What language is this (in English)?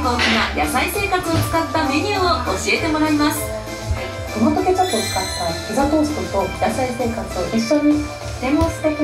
Japanese